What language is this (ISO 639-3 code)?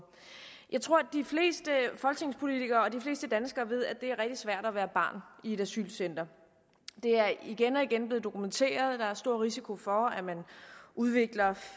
dan